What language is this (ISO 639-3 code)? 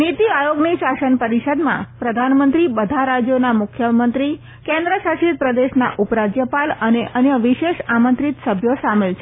guj